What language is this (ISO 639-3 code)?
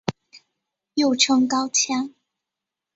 zho